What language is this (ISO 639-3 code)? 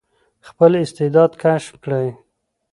pus